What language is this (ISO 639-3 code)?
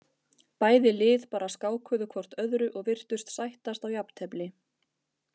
isl